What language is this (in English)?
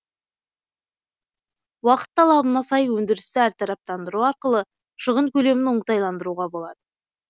Kazakh